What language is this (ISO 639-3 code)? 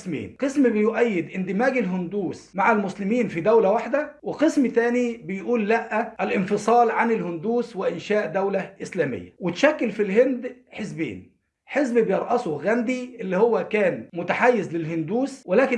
ara